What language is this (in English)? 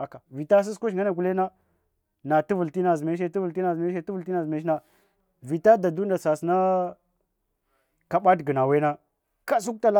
Hwana